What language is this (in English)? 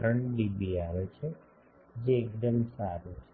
Gujarati